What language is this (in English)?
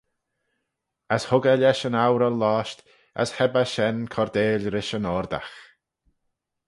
Manx